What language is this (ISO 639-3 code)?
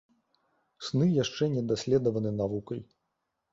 bel